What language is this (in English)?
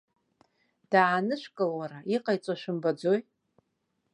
Abkhazian